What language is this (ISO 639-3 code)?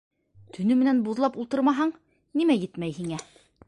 bak